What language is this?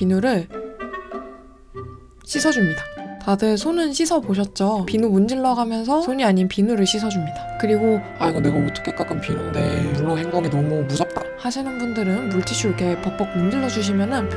Korean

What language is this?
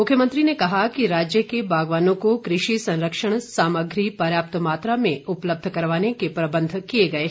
Hindi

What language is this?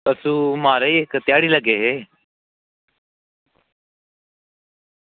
Dogri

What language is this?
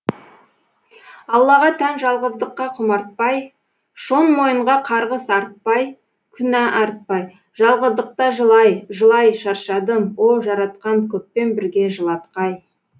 Kazakh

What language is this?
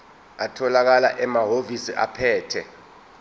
Zulu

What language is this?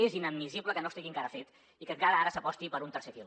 Catalan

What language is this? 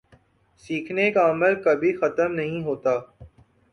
Urdu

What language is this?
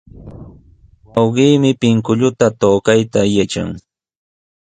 Sihuas Ancash Quechua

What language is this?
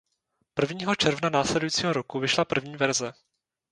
Czech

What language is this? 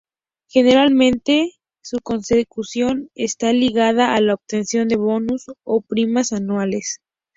Spanish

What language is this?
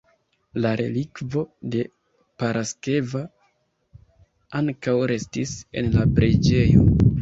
Esperanto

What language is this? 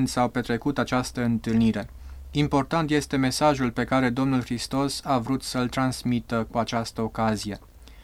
Romanian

